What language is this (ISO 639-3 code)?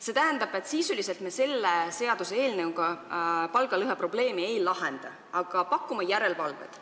est